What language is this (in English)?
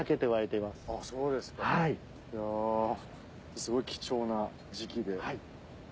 Japanese